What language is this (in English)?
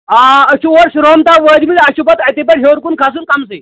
Kashmiri